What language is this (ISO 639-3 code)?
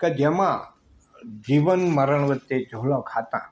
guj